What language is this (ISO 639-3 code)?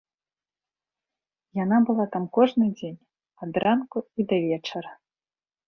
bel